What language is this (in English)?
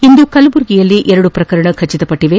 Kannada